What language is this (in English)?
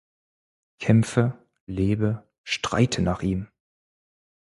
German